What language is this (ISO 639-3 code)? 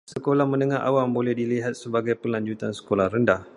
msa